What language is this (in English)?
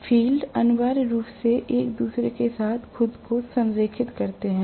Hindi